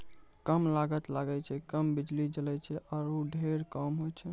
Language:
Maithili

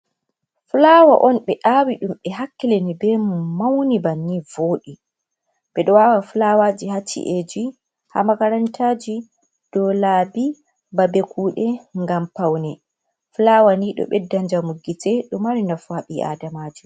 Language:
Fula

